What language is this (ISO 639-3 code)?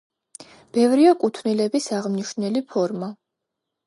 kat